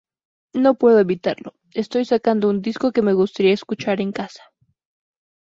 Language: Spanish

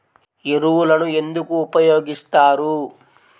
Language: Telugu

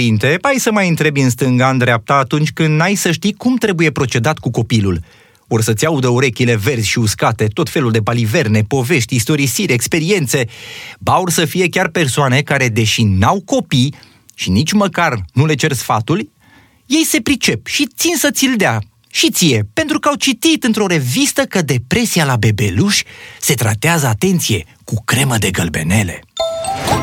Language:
Romanian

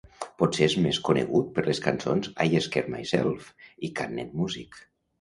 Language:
Catalan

